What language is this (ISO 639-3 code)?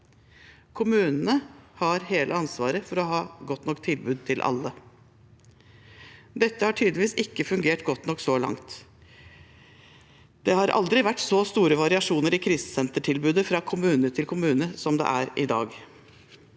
nor